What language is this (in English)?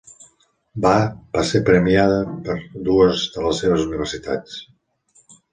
Catalan